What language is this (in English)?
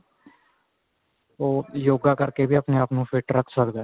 Punjabi